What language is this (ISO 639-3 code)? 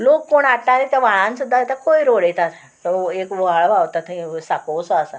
kok